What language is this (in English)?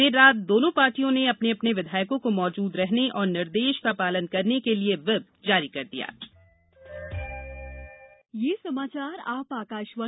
Hindi